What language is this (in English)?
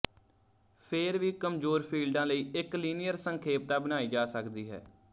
Punjabi